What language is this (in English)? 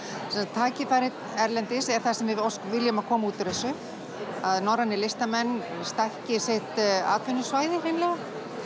Icelandic